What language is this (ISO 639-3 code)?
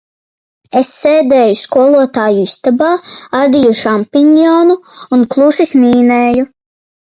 lav